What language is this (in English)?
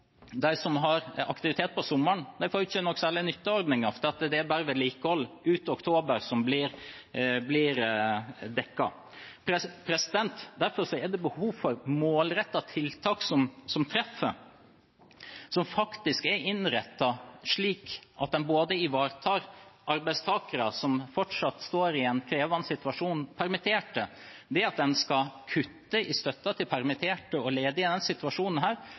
Norwegian Bokmål